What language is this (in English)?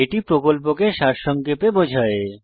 Bangla